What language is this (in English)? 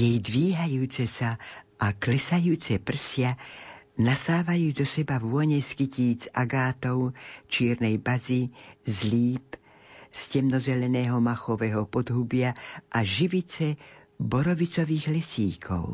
Slovak